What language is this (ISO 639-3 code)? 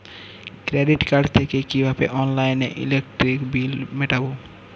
ben